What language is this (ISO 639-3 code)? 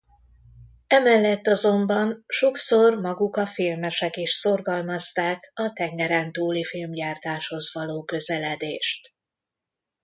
hun